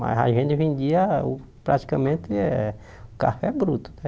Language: Portuguese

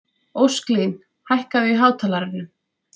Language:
Icelandic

